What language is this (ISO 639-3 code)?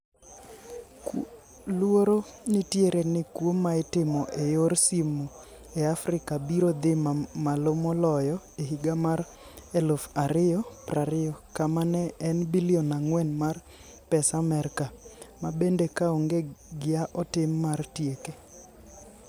luo